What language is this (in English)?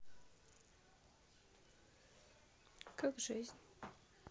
Russian